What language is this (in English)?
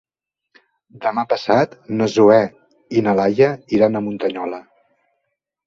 Catalan